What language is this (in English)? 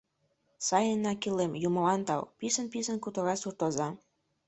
Mari